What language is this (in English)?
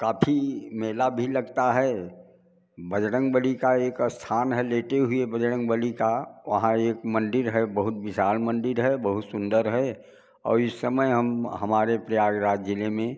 Hindi